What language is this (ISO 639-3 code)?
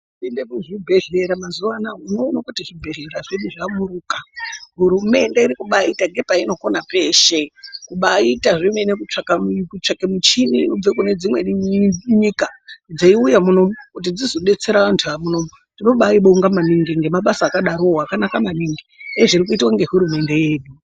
ndc